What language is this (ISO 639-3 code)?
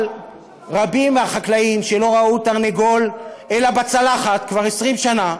heb